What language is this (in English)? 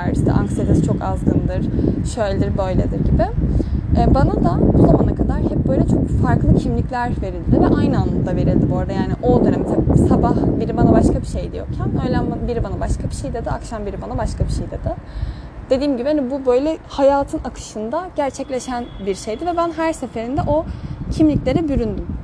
Turkish